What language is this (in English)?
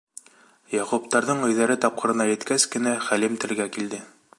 Bashkir